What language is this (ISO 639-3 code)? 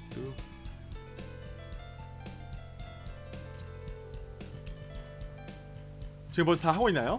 kor